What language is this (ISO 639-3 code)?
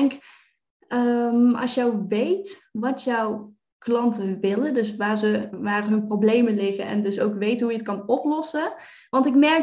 nld